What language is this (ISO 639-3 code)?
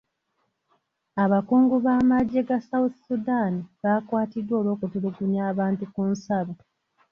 lug